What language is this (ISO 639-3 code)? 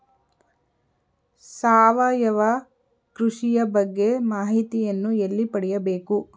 kan